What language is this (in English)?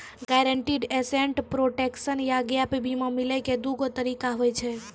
Maithili